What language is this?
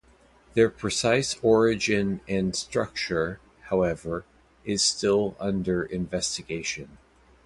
English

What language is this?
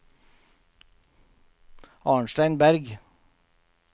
Norwegian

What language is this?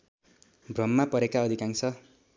Nepali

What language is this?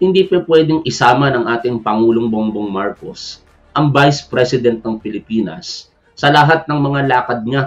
Filipino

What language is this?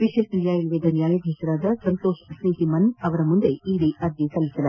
Kannada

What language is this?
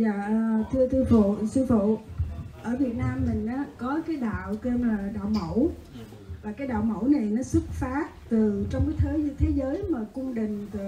Vietnamese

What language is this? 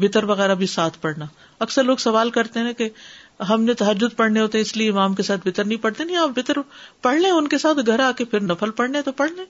Urdu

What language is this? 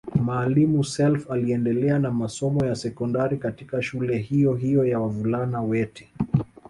Swahili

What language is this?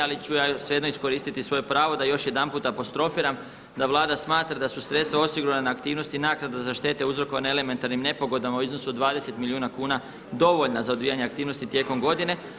Croatian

